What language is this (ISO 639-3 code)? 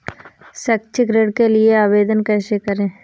hin